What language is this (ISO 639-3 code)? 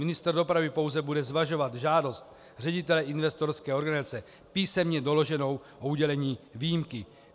ces